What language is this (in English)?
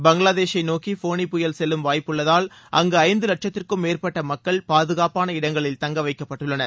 Tamil